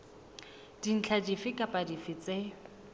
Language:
Southern Sotho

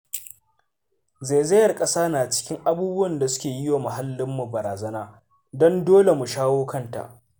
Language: Hausa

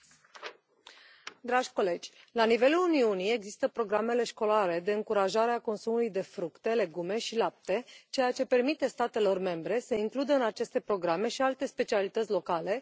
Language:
Romanian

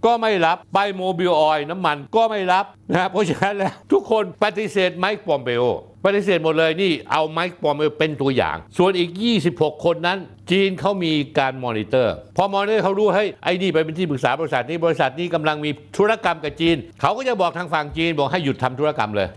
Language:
Thai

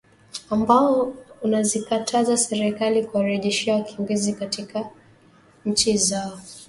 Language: Swahili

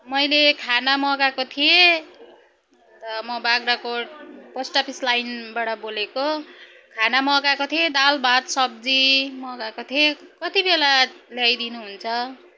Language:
Nepali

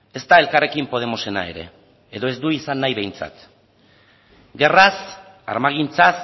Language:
Basque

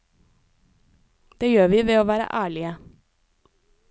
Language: Norwegian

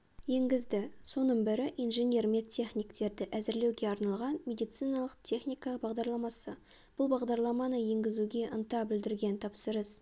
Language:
Kazakh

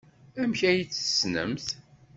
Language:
Kabyle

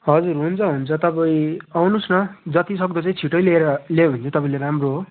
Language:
Nepali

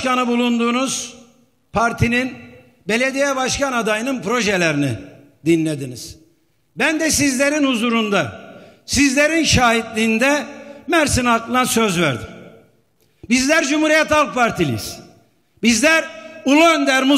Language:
Turkish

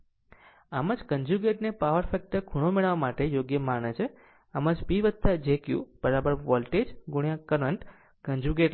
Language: Gujarati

